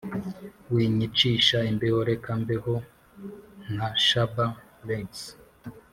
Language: Kinyarwanda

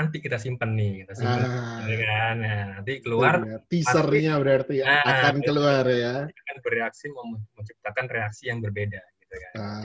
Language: Indonesian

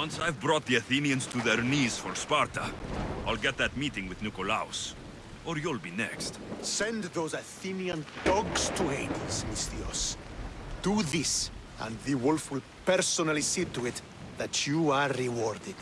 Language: English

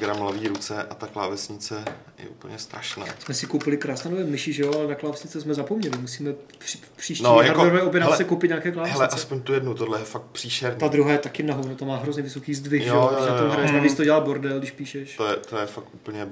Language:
Czech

